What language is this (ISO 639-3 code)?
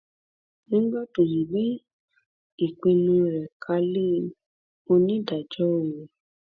yor